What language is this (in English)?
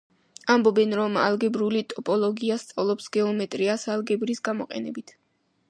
Georgian